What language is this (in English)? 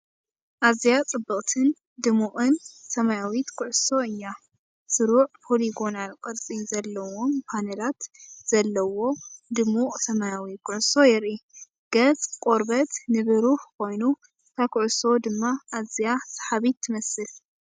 Tigrinya